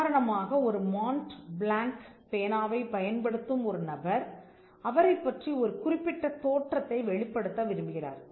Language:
Tamil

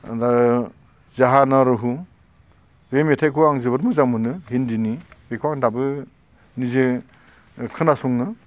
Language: Bodo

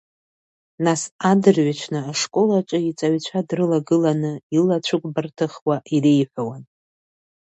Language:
Abkhazian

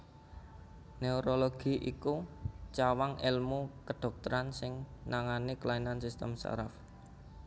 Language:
Javanese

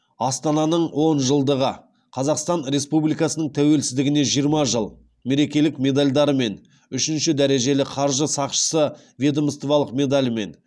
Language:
Kazakh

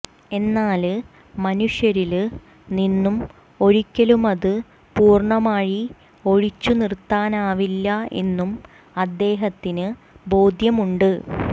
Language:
Malayalam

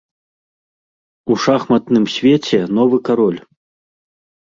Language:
Belarusian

